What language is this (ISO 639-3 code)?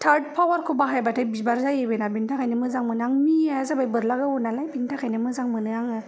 brx